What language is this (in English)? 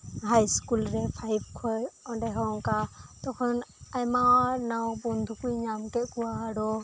Santali